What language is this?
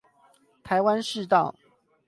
Chinese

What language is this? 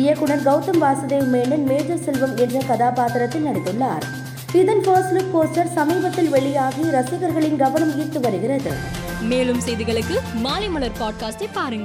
Tamil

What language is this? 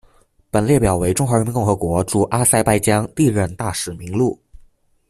Chinese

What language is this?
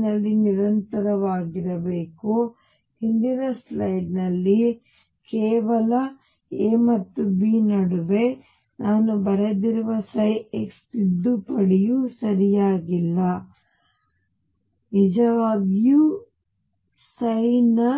Kannada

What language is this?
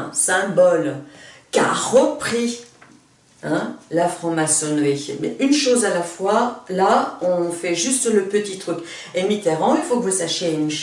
French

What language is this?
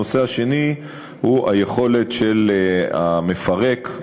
Hebrew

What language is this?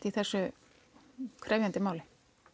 Icelandic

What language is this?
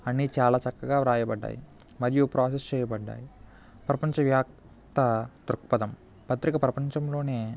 Telugu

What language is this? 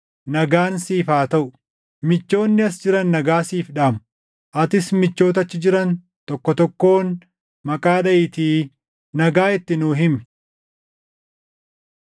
Oromo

